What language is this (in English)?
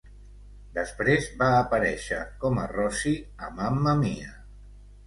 Catalan